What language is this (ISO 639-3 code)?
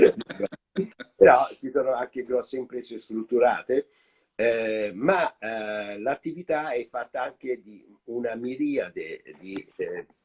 ita